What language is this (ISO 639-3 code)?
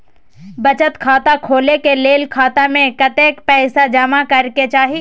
mai